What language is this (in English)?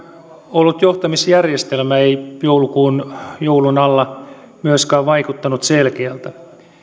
Finnish